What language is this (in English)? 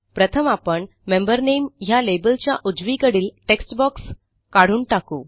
Marathi